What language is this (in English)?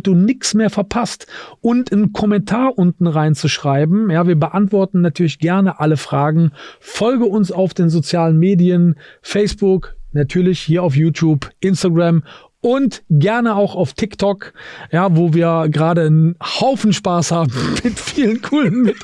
German